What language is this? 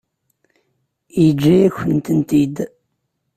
Kabyle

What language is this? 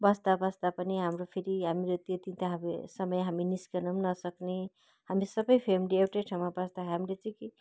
Nepali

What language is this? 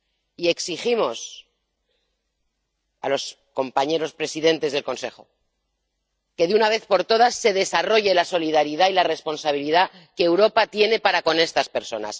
Spanish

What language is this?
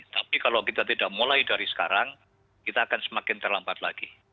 Indonesian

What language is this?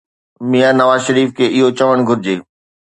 Sindhi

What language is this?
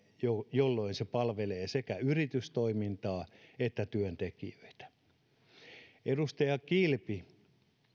Finnish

